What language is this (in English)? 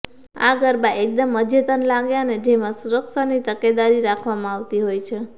Gujarati